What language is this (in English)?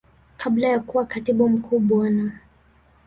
Swahili